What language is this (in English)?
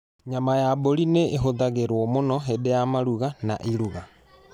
Kikuyu